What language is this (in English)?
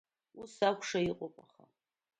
Abkhazian